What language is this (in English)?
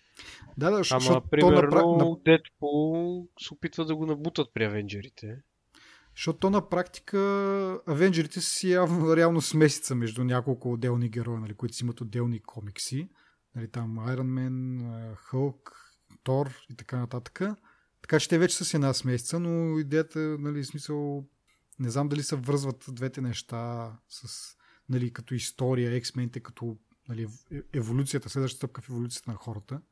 Bulgarian